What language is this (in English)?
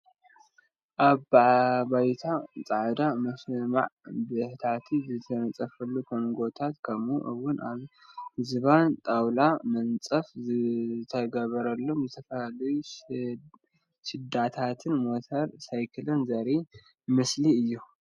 Tigrinya